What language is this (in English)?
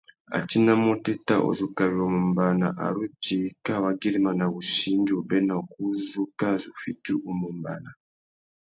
Tuki